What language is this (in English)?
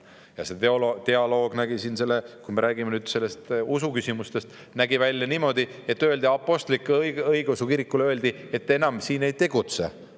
Estonian